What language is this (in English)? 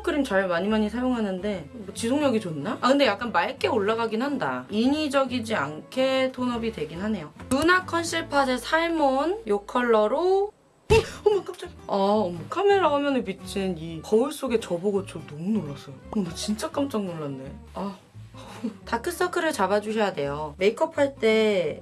Korean